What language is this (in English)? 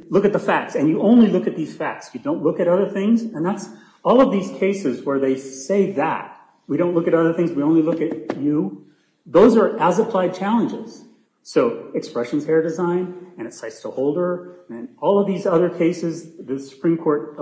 English